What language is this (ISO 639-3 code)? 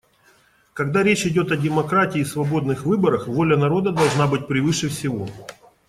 rus